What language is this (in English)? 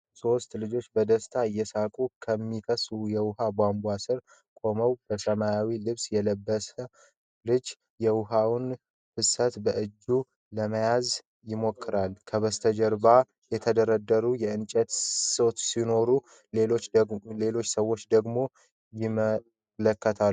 Amharic